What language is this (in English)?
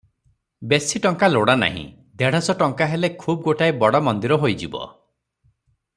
Odia